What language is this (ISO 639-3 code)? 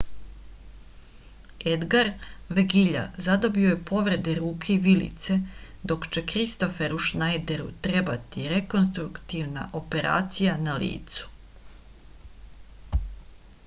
srp